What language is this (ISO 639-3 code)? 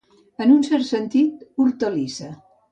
cat